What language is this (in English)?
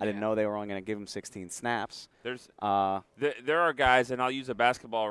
English